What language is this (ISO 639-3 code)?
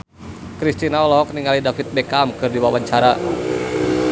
sun